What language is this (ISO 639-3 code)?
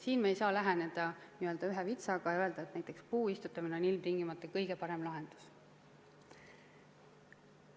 est